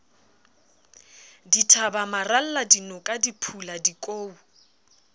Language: Southern Sotho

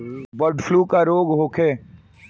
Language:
Bhojpuri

